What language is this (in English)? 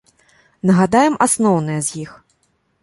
Belarusian